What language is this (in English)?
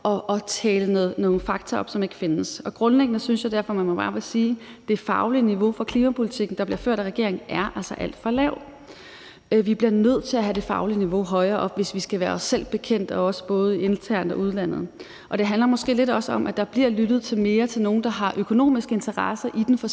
Danish